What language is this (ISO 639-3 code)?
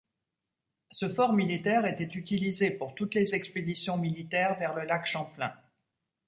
fra